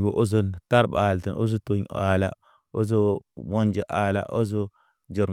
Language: Naba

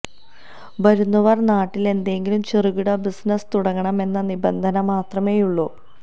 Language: Malayalam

